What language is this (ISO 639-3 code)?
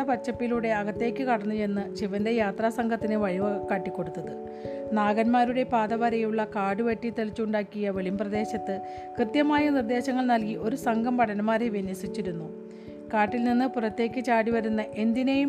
mal